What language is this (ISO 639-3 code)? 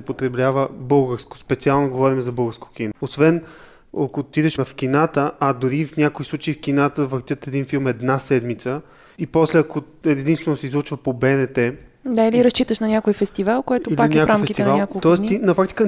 bul